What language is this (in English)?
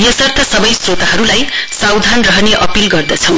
Nepali